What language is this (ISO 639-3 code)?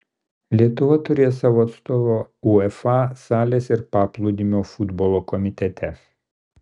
lit